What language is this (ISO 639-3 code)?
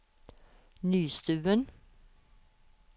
nor